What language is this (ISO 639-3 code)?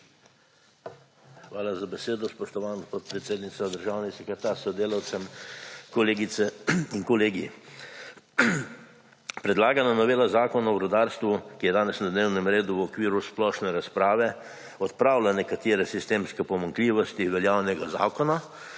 slv